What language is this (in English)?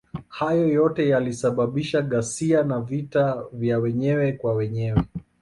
Swahili